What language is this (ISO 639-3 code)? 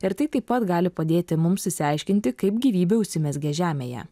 lit